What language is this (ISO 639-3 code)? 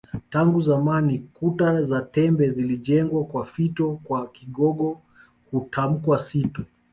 swa